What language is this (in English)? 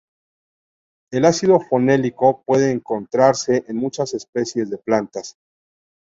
Spanish